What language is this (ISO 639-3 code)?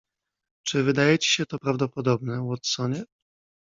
pol